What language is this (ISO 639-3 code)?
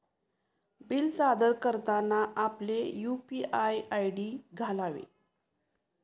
mar